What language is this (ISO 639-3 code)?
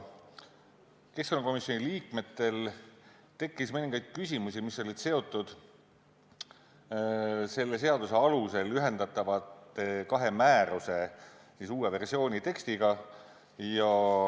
est